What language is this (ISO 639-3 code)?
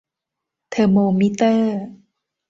tha